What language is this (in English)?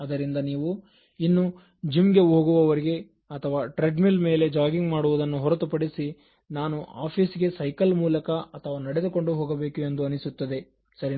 Kannada